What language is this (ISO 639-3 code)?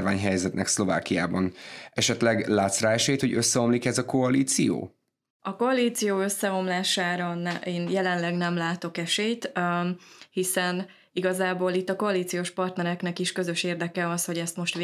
hun